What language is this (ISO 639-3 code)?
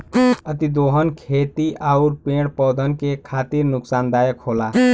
bho